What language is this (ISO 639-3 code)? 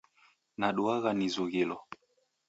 dav